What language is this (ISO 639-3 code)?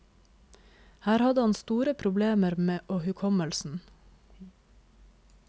nor